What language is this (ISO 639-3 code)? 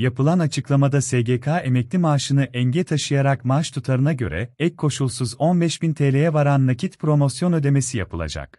tur